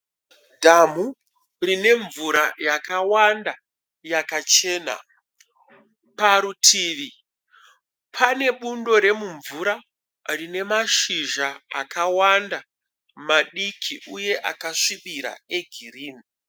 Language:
Shona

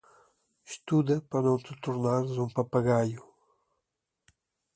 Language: Portuguese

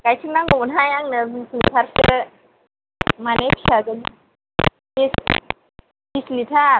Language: Bodo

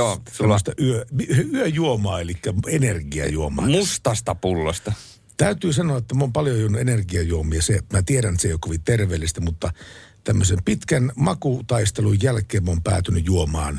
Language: Finnish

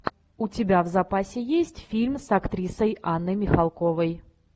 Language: Russian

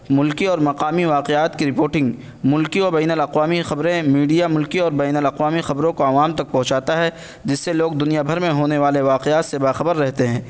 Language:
Urdu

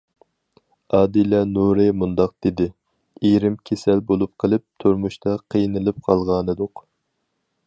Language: Uyghur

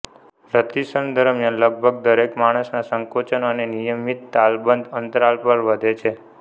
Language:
Gujarati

